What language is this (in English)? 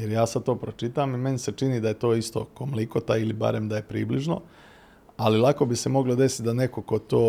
Croatian